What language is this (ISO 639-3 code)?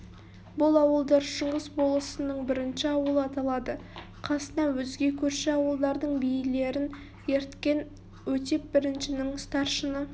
kaz